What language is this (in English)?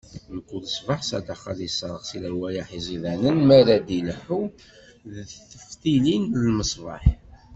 Kabyle